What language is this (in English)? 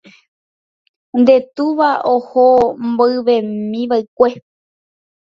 Guarani